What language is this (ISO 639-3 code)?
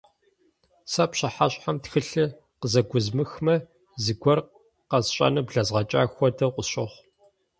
kbd